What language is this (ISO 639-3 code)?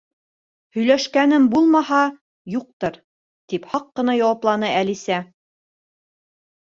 bak